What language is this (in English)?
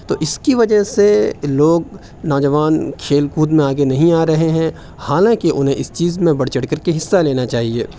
Urdu